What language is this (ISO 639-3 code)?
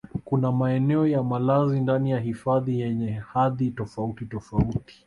swa